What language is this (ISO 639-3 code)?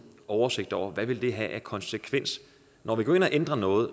dan